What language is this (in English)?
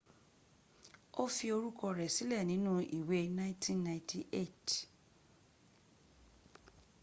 Yoruba